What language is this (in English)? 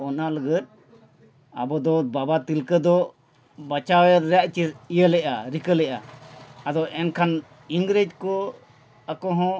Santali